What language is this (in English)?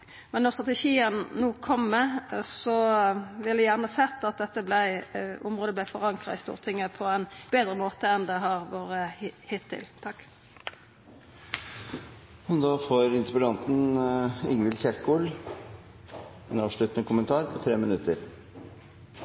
Norwegian Nynorsk